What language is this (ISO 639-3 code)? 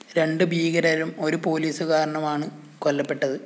mal